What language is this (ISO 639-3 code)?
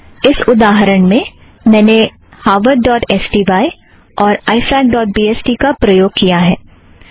hin